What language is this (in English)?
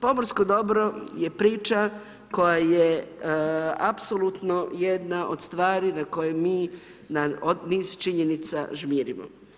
Croatian